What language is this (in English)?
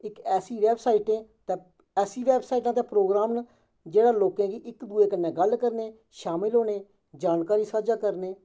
Dogri